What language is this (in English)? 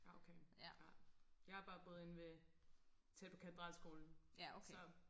Danish